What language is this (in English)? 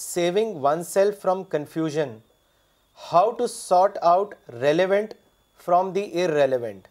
Urdu